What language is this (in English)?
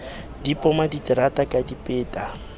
Southern Sotho